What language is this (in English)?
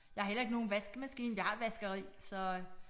Danish